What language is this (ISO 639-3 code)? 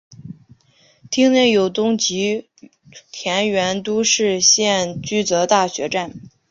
zho